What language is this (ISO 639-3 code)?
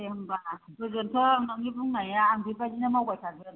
brx